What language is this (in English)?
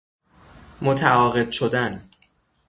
Persian